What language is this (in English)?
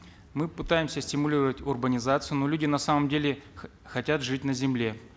Kazakh